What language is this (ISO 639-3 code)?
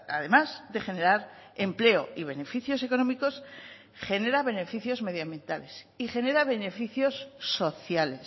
spa